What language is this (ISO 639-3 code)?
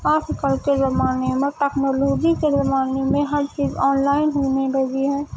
urd